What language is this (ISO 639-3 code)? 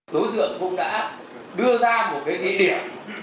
vie